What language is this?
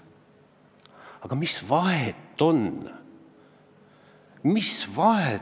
Estonian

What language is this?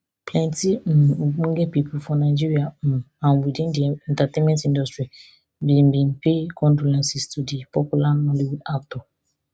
Nigerian Pidgin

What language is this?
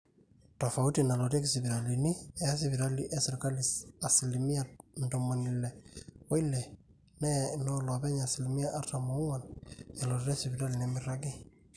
Masai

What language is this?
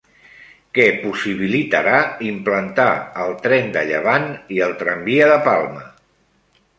Catalan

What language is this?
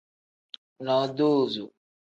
Tem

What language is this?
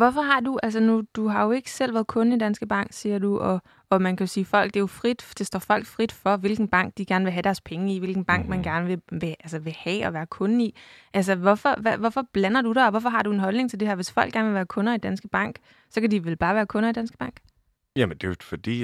Danish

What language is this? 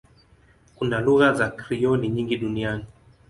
Swahili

